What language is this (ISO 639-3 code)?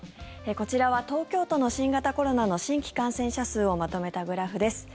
jpn